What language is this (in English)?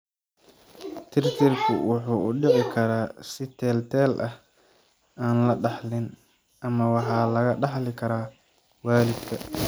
Somali